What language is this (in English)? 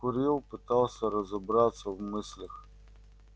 Russian